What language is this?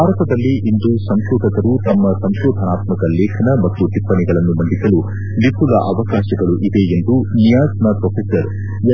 Kannada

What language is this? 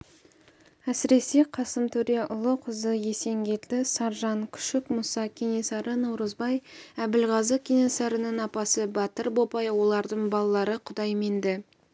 Kazakh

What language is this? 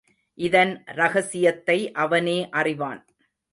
Tamil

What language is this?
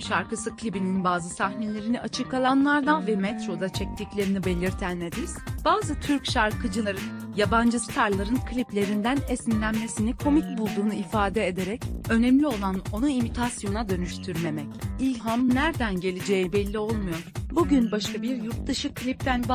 Turkish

